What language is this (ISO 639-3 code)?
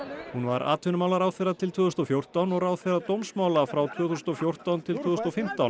isl